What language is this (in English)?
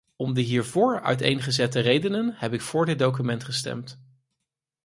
Dutch